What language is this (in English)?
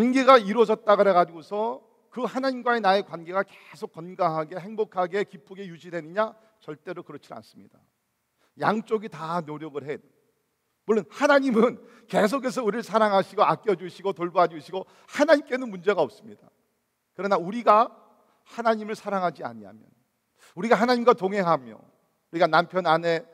Korean